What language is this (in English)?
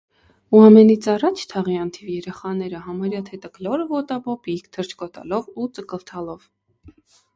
Armenian